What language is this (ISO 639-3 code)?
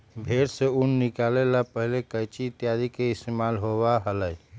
mag